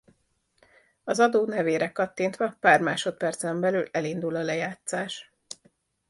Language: Hungarian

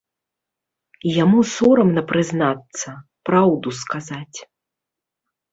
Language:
Belarusian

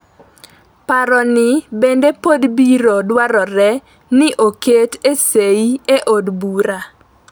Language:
Luo (Kenya and Tanzania)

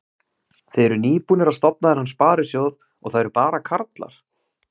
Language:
Icelandic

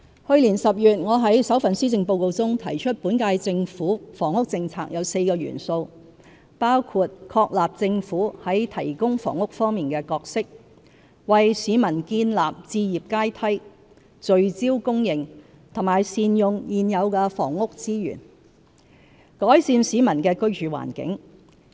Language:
Cantonese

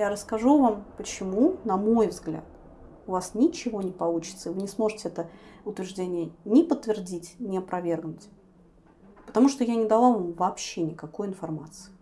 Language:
Russian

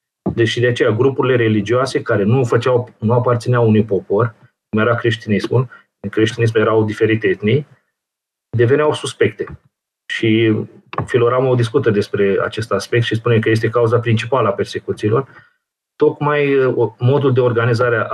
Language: Romanian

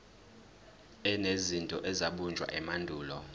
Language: Zulu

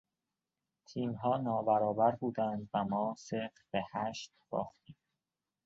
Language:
Persian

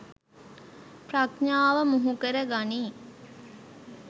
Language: Sinhala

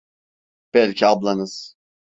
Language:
Turkish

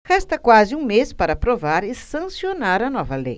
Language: Portuguese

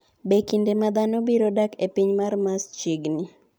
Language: Luo (Kenya and Tanzania)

